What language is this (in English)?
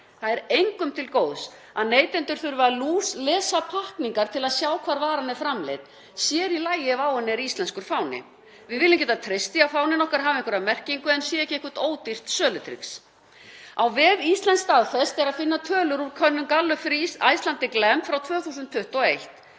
Icelandic